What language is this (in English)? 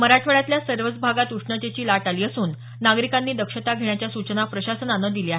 Marathi